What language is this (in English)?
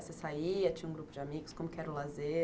Portuguese